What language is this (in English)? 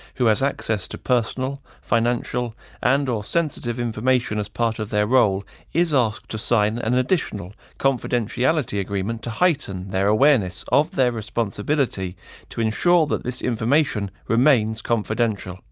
English